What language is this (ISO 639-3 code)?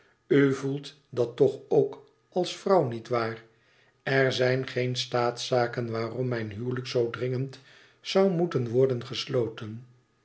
nld